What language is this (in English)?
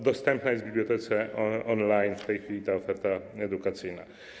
Polish